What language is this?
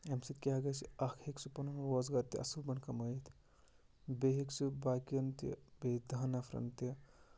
Kashmiri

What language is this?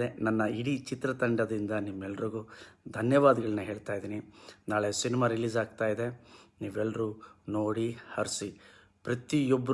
English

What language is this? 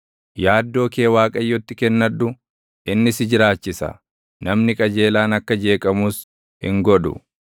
Oromo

